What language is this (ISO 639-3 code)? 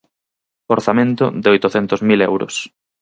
glg